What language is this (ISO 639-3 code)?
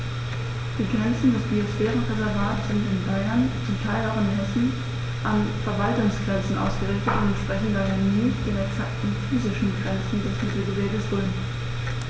deu